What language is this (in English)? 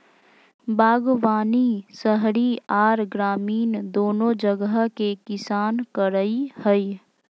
Magahi